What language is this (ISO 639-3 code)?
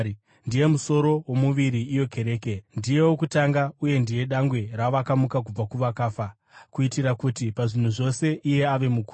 sna